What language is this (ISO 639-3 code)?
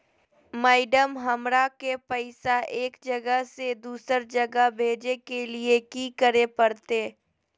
mag